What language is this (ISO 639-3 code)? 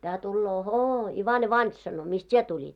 fin